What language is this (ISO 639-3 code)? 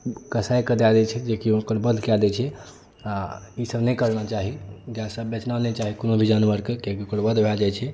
mai